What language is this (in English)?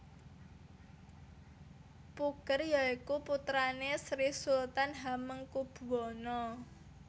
Javanese